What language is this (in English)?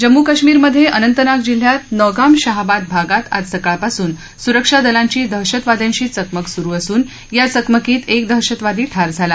Marathi